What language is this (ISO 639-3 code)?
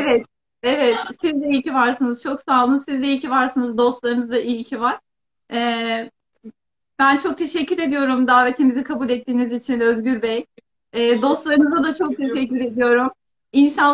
tur